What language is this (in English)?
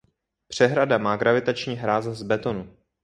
Czech